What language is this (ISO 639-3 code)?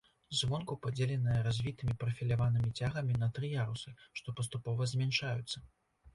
bel